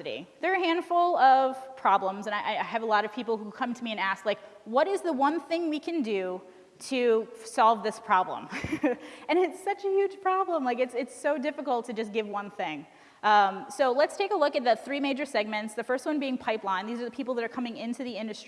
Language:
English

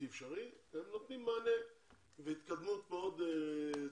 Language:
Hebrew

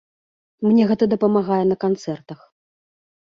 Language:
Belarusian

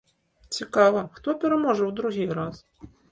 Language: Belarusian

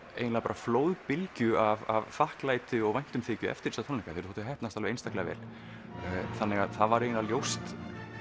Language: Icelandic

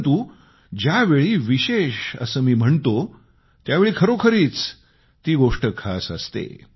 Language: Marathi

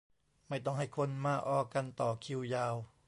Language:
Thai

